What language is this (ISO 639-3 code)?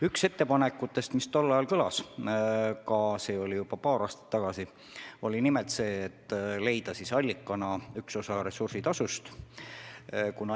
est